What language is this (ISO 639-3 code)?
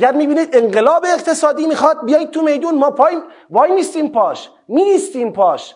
fas